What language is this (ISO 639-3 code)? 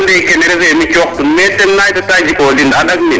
srr